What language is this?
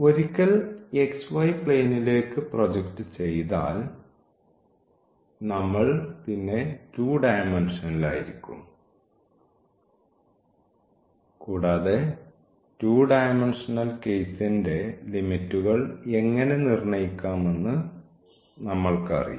Malayalam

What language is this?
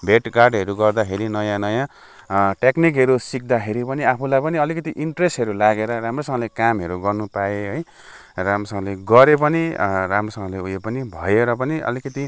Nepali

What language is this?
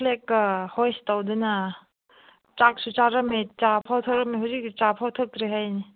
Manipuri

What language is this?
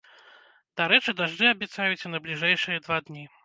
Belarusian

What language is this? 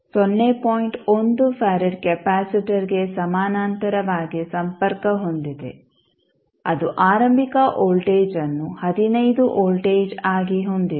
Kannada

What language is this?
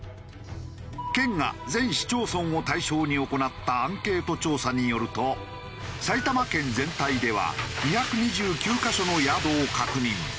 Japanese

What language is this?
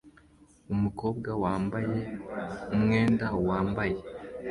Kinyarwanda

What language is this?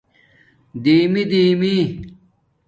Domaaki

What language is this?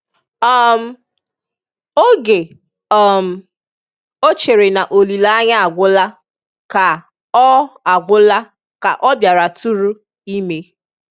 Igbo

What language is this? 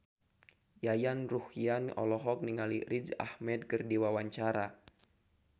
Sundanese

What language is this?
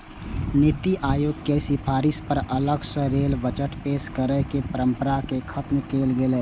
Maithili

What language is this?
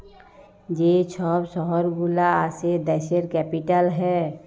Bangla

